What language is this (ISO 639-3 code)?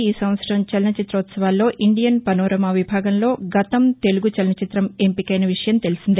tel